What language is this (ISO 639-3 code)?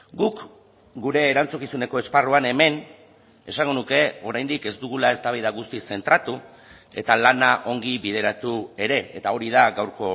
eus